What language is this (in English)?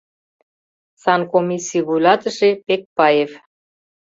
Mari